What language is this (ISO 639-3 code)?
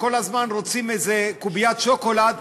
heb